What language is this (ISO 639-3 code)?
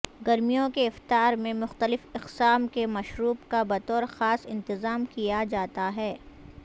urd